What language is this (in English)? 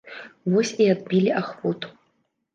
Belarusian